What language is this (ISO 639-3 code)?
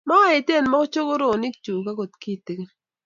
kln